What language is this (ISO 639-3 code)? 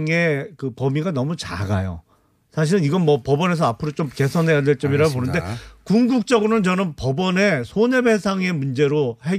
kor